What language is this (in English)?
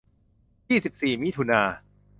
Thai